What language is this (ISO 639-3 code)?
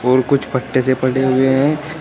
hin